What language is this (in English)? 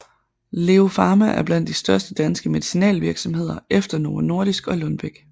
Danish